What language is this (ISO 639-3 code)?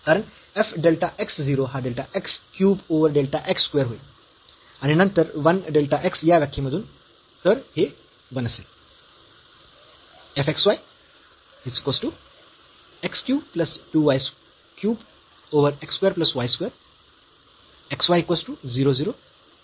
mar